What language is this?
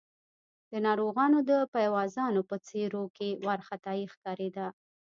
Pashto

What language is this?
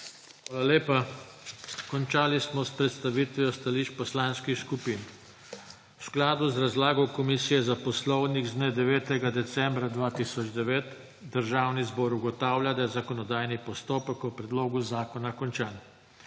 Slovenian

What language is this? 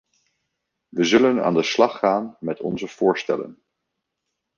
Dutch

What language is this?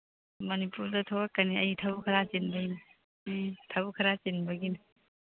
Manipuri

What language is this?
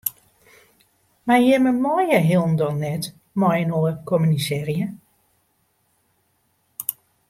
Western Frisian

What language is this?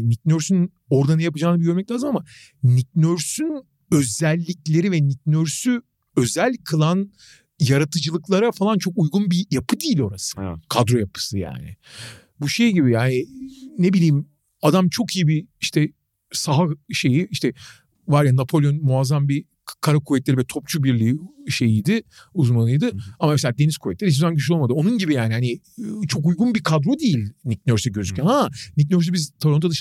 Turkish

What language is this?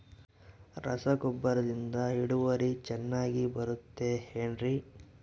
Kannada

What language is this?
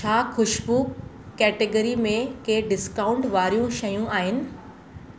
Sindhi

